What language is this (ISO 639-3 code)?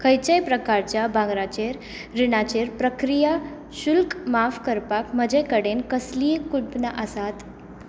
kok